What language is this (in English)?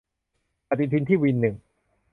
Thai